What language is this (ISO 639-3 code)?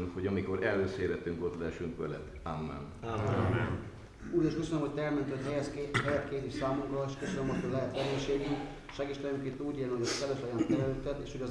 hun